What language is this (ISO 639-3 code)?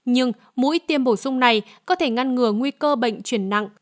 vie